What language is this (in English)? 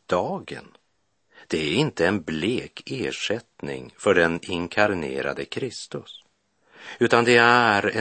Swedish